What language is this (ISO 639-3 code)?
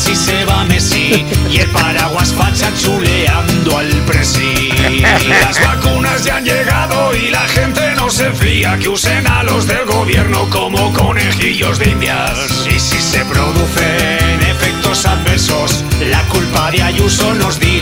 spa